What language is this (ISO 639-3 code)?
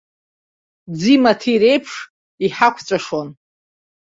abk